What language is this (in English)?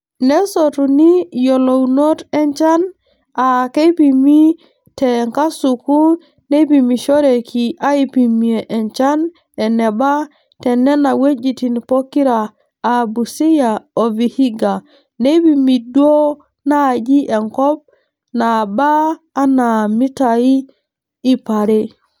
Masai